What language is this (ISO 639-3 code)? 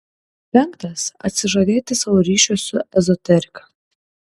lit